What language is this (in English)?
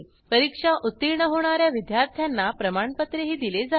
Marathi